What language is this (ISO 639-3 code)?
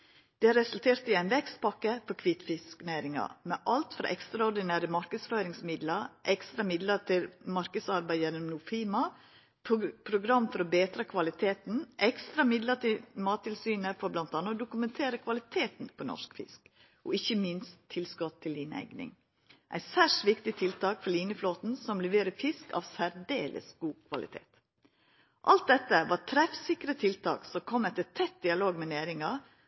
nno